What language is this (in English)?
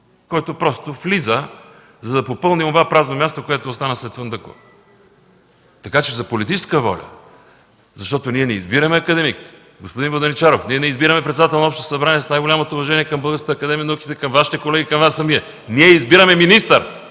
Bulgarian